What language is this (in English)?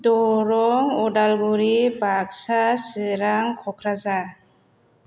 Bodo